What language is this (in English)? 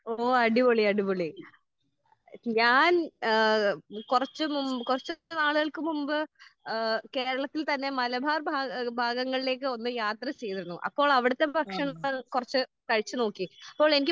Malayalam